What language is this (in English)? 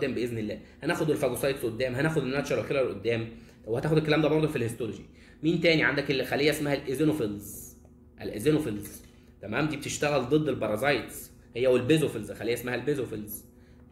Arabic